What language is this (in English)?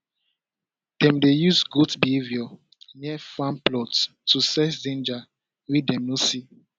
Nigerian Pidgin